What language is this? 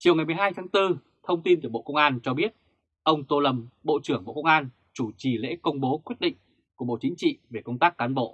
Vietnamese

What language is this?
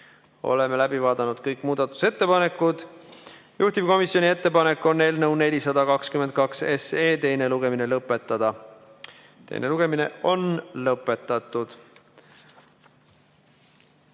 Estonian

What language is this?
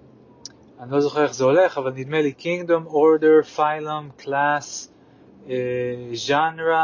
Hebrew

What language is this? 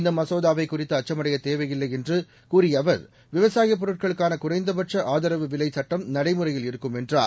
Tamil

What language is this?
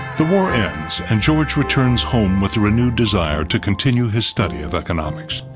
English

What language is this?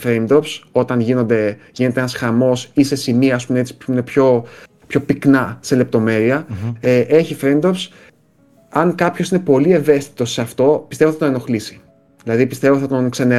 Greek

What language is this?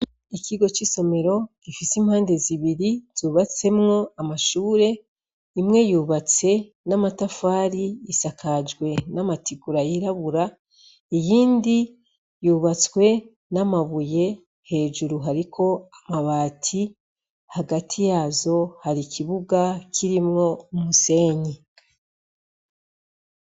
Rundi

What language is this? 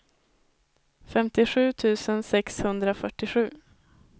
Swedish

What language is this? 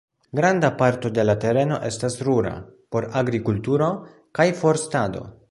Esperanto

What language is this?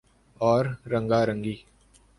Urdu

